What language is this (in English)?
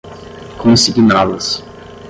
Portuguese